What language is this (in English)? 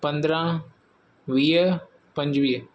Sindhi